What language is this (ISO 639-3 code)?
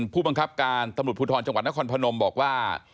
tha